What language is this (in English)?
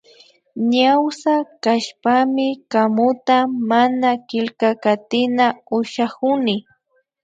Imbabura Highland Quichua